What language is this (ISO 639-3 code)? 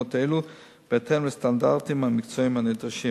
heb